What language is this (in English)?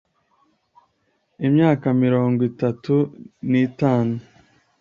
Kinyarwanda